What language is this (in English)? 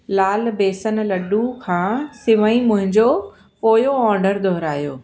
Sindhi